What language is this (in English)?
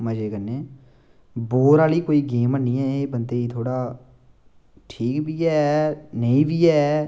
Dogri